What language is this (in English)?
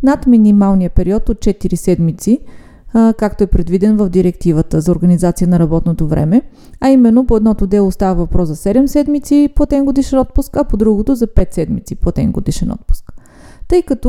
Bulgarian